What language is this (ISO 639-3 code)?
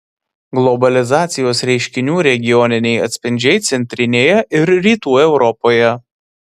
lit